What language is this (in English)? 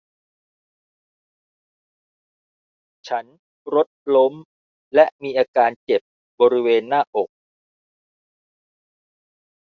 Thai